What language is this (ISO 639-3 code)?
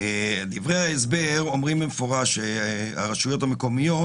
heb